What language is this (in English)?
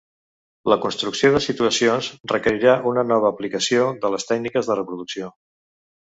Catalan